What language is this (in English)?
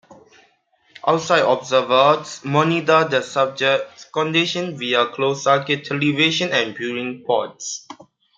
English